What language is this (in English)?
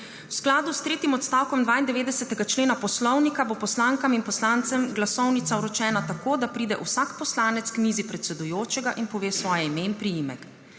Slovenian